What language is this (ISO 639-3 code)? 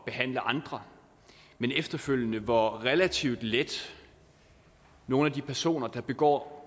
dan